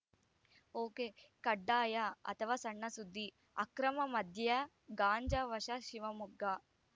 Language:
Kannada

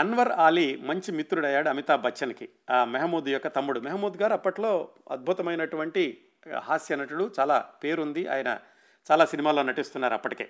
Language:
Telugu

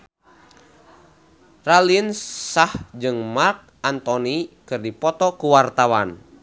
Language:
Sundanese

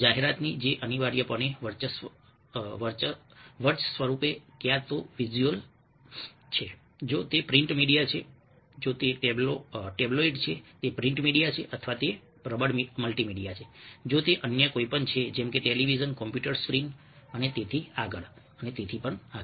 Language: Gujarati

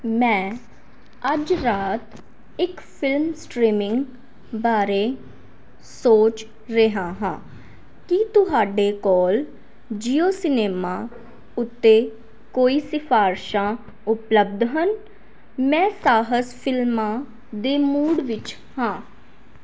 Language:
Punjabi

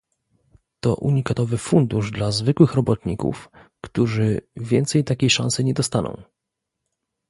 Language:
Polish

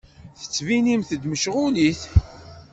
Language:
Kabyle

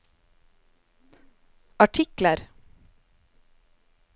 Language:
Norwegian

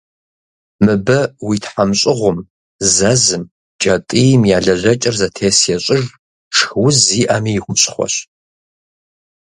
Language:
Kabardian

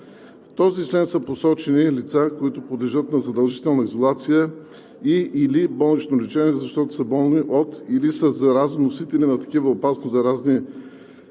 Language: Bulgarian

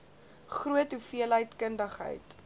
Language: Afrikaans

